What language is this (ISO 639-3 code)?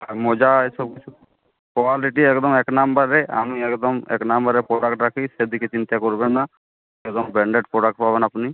ben